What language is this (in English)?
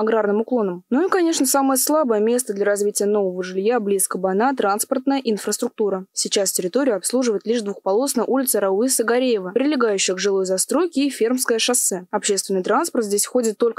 Russian